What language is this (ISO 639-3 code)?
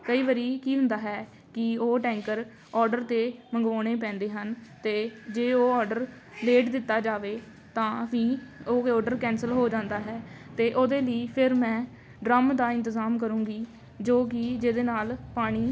pan